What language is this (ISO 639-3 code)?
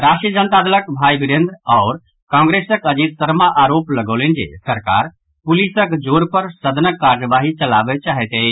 mai